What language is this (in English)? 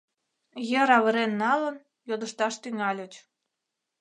Mari